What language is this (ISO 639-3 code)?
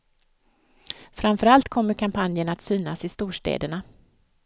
swe